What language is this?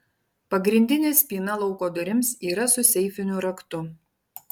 Lithuanian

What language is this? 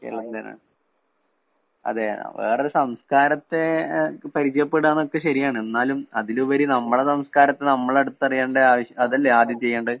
Malayalam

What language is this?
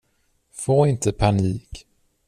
Swedish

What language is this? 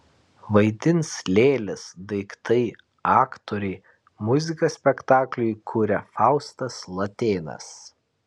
Lithuanian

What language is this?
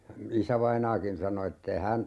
Finnish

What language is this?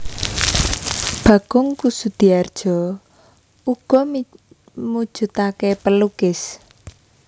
Javanese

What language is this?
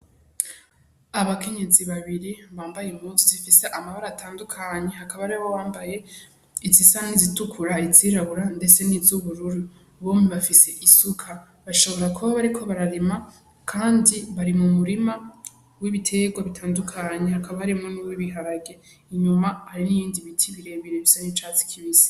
Rundi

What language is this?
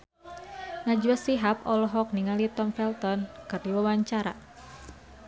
Sundanese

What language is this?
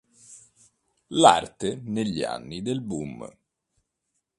Italian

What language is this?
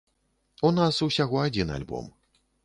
Belarusian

